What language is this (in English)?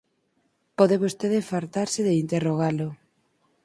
Galician